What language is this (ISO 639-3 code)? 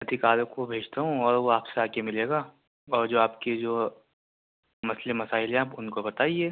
urd